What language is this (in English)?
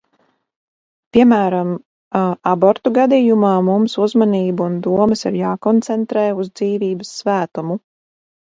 Latvian